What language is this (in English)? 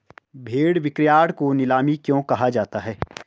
Hindi